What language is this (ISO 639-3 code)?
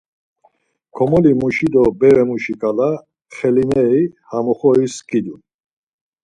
lzz